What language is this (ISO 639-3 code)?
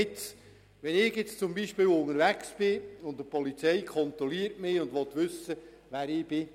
gsw